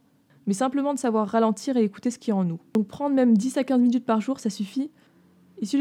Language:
French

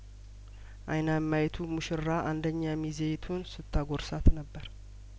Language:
Amharic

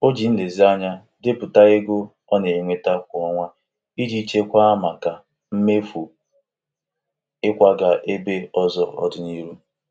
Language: Igbo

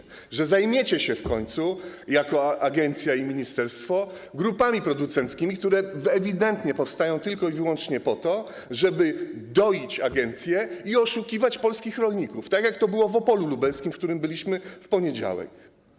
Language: Polish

